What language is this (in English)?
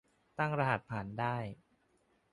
Thai